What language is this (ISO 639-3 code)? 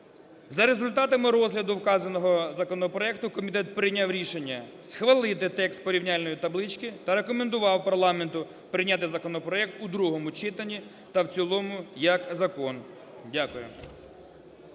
ukr